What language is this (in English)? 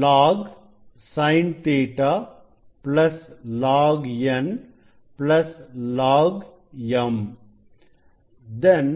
Tamil